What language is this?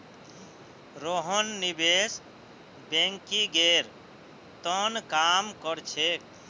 Magahi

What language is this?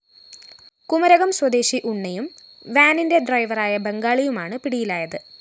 Malayalam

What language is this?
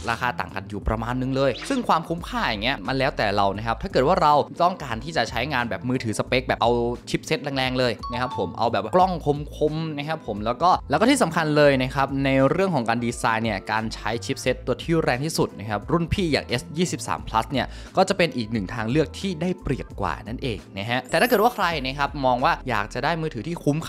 Thai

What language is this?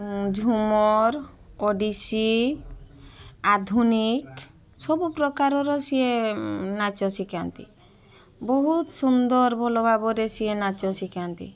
Odia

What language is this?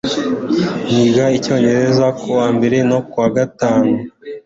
Kinyarwanda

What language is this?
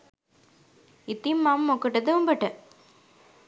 Sinhala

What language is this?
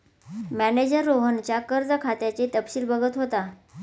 Marathi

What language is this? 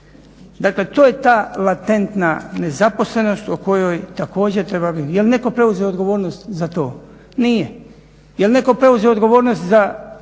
Croatian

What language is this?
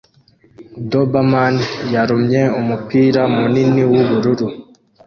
Kinyarwanda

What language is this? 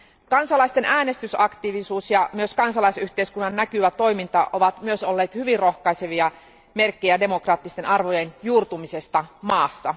Finnish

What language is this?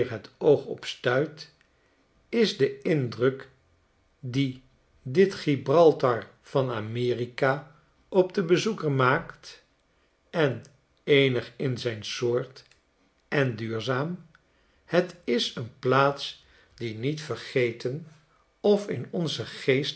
Dutch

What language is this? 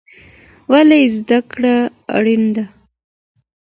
Pashto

